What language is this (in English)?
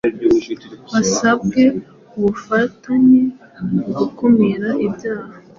Kinyarwanda